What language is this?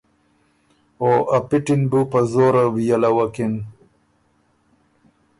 Ormuri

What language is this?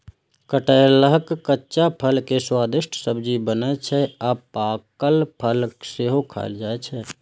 Maithili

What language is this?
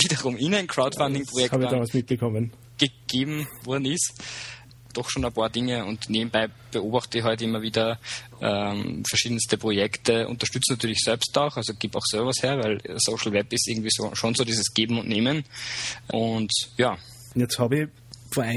German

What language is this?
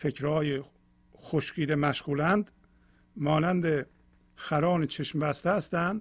Persian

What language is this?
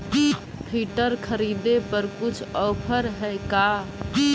Magahi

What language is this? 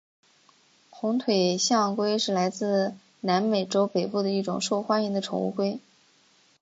Chinese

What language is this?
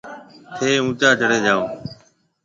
Marwari (Pakistan)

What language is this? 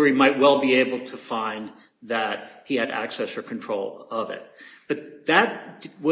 English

